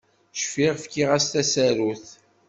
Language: Kabyle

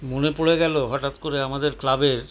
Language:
Bangla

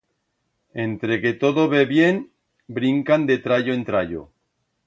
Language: Aragonese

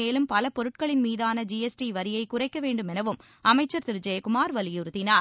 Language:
Tamil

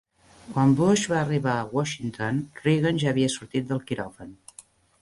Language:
Catalan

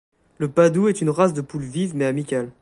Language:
French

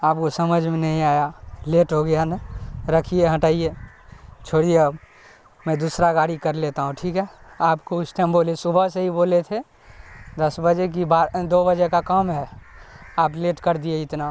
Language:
Urdu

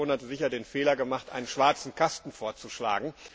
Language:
German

